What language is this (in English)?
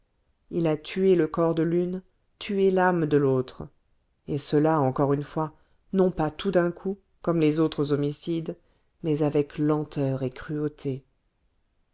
French